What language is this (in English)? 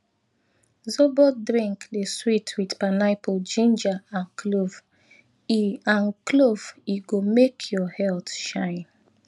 Nigerian Pidgin